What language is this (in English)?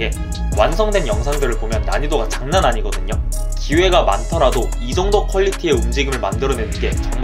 Korean